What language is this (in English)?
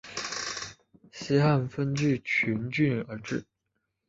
Chinese